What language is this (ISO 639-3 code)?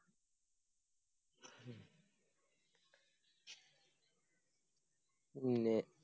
mal